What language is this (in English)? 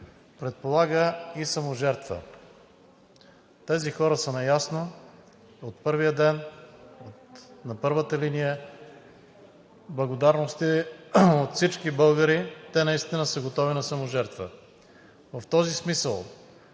Bulgarian